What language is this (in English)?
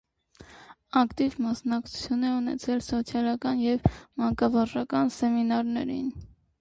Armenian